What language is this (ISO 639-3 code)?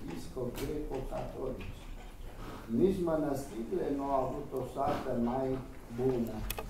ron